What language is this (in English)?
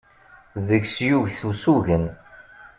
Kabyle